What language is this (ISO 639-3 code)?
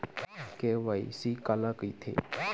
hne